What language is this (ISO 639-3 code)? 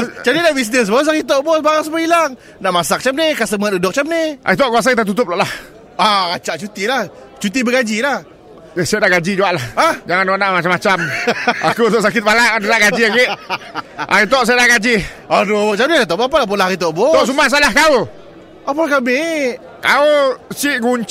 msa